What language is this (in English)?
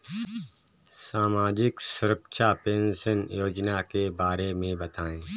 Hindi